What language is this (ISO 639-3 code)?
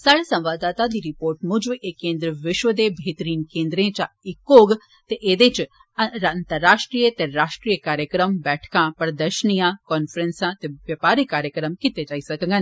doi